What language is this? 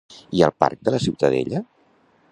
Catalan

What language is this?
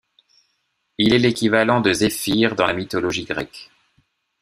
French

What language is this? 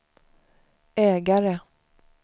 Swedish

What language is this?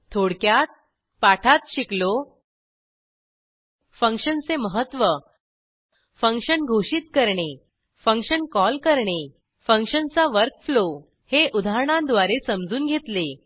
Marathi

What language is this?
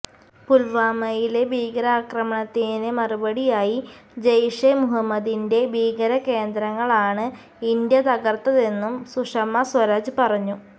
Malayalam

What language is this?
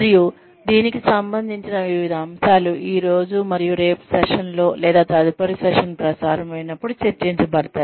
Telugu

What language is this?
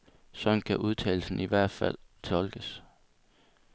Danish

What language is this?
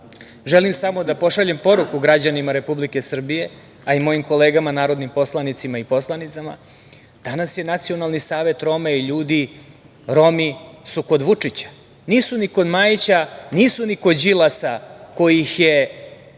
Serbian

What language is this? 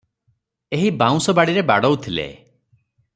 Odia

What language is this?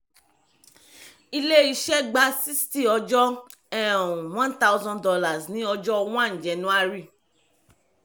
Yoruba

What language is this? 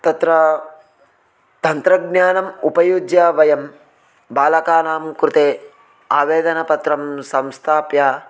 Sanskrit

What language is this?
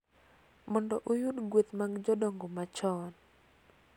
Luo (Kenya and Tanzania)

